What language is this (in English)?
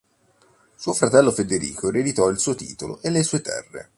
Italian